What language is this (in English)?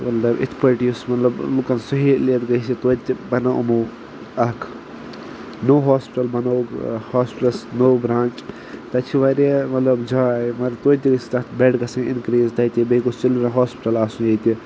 Kashmiri